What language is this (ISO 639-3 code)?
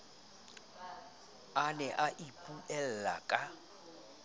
sot